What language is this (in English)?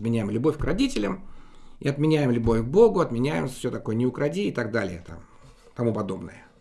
Russian